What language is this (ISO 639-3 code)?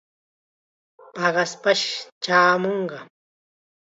qxa